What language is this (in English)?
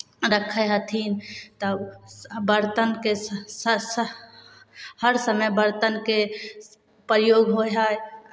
Maithili